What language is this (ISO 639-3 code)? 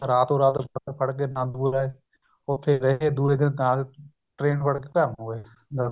pan